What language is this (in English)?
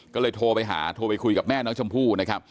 Thai